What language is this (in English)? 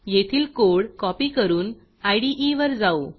Marathi